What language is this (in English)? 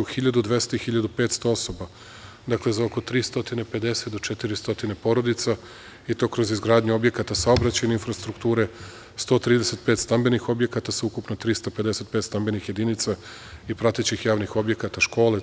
Serbian